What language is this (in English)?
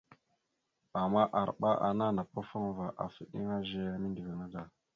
Mada (Cameroon)